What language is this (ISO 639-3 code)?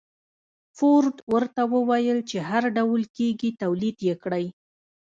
pus